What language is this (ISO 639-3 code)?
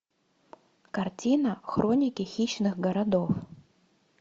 rus